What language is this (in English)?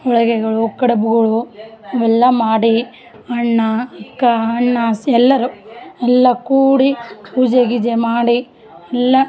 Kannada